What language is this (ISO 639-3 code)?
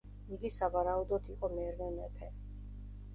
kat